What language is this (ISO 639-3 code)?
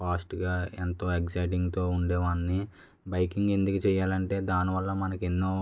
tel